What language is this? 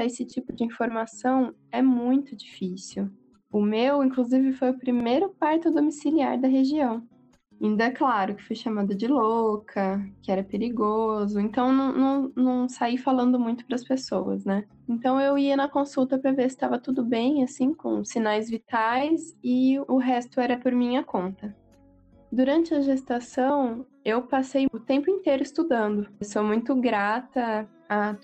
Portuguese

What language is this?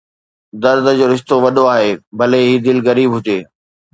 Sindhi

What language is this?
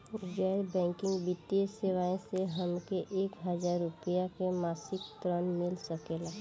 Bhojpuri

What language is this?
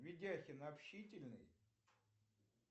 Russian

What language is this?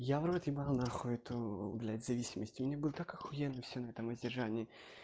Russian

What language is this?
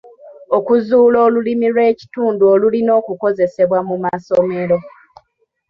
Ganda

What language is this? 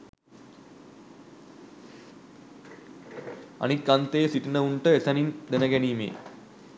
Sinhala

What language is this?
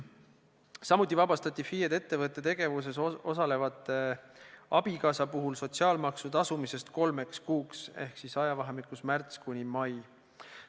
Estonian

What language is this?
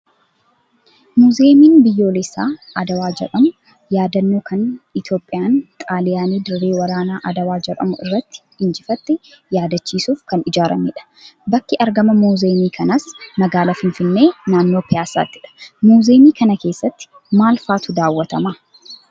Oromo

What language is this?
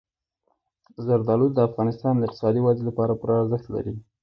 Pashto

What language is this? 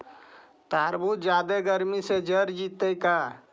Magahi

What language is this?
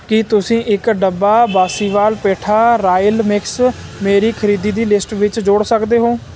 Punjabi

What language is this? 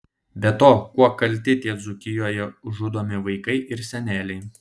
Lithuanian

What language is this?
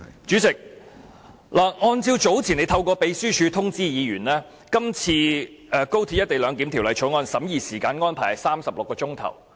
Cantonese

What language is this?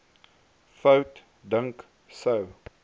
Afrikaans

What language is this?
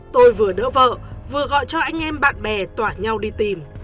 Vietnamese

